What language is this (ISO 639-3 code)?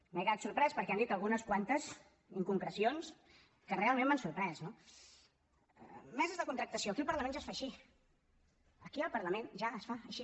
cat